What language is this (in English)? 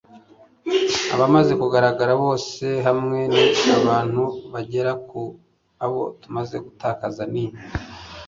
Kinyarwanda